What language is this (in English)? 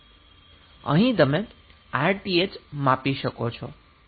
Gujarati